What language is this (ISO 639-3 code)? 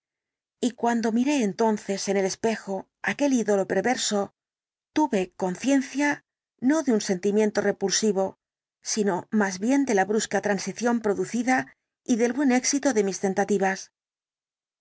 spa